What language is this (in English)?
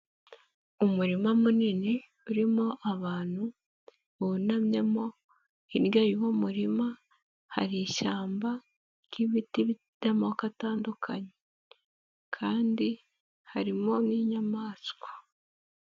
Kinyarwanda